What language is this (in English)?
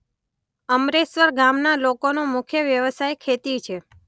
Gujarati